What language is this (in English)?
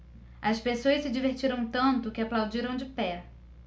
Portuguese